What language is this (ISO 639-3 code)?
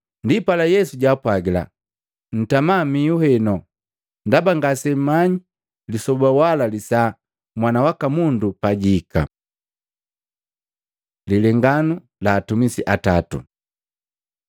mgv